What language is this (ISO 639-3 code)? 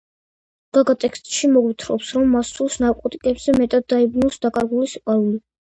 kat